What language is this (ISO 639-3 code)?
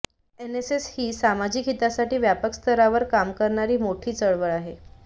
mar